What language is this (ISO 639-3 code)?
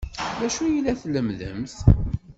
kab